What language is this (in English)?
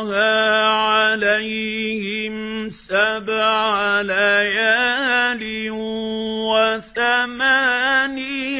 Arabic